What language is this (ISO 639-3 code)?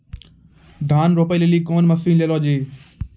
mai